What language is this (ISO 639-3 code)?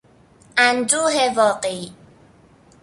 fas